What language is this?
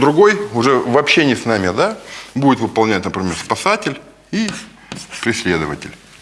Russian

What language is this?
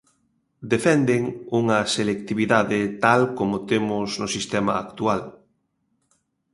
Galician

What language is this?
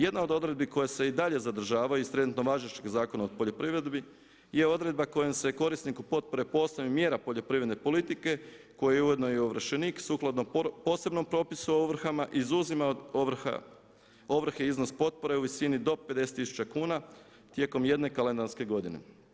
Croatian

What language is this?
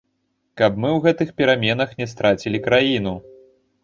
Belarusian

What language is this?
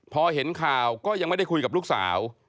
Thai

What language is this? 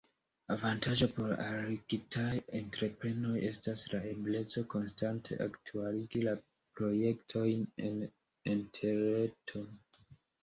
Esperanto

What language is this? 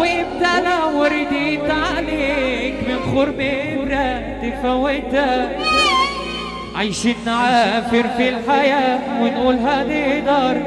Arabic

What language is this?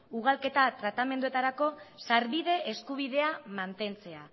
Basque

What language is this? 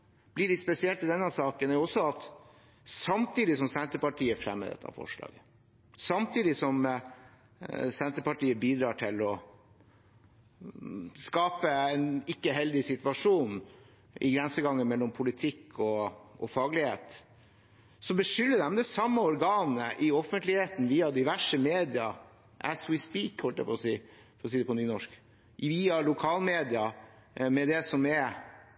Norwegian Bokmål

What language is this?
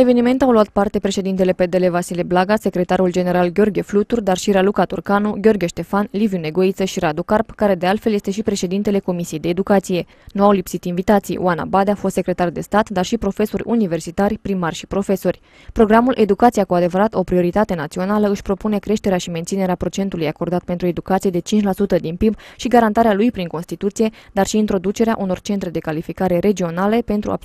Romanian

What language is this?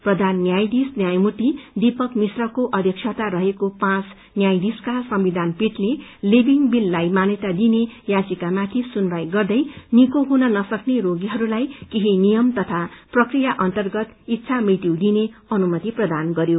Nepali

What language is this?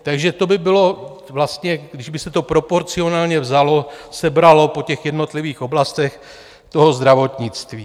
Czech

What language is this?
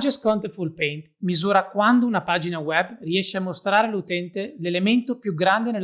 Italian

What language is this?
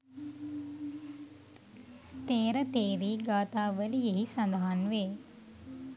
Sinhala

